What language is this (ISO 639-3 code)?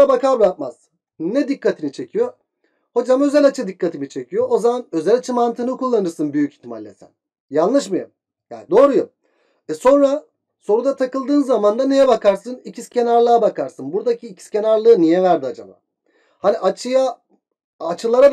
tur